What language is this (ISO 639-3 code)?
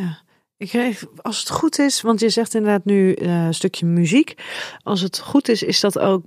nld